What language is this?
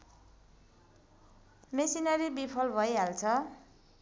Nepali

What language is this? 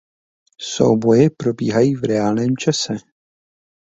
Czech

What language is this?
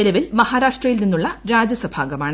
Malayalam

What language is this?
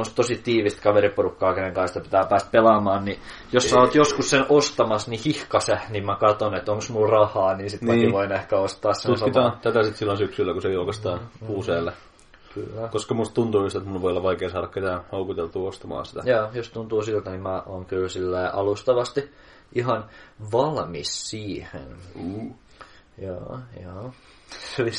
Finnish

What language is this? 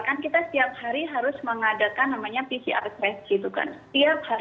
Indonesian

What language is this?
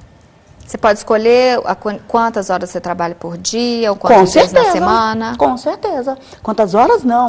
Portuguese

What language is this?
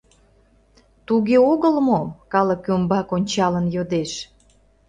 Mari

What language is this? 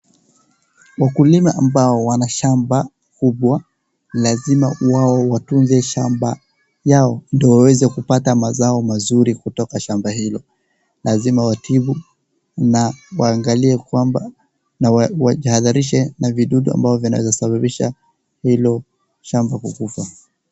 Swahili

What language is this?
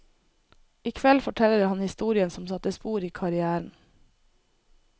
Norwegian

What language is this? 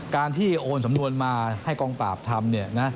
Thai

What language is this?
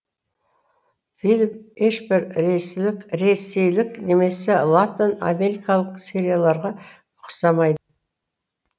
Kazakh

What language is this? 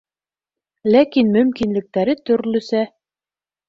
Bashkir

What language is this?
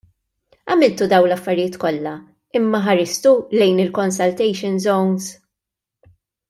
Maltese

